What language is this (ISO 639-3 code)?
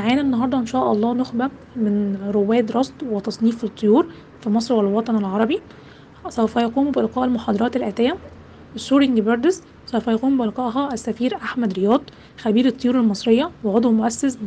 ara